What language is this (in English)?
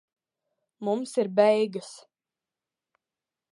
Latvian